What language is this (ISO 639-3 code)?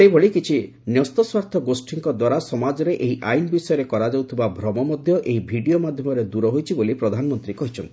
ori